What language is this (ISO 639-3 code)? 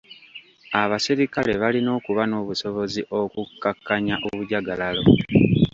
lug